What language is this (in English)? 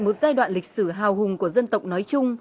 Vietnamese